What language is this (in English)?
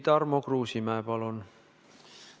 Estonian